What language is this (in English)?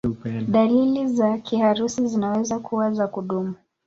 Swahili